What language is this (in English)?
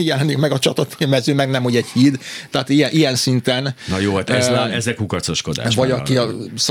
Hungarian